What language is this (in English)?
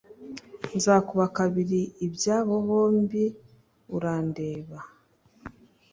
Kinyarwanda